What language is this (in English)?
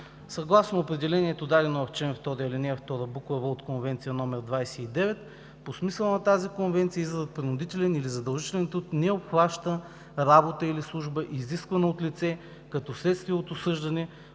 Bulgarian